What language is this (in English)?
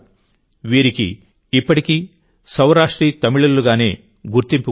Telugu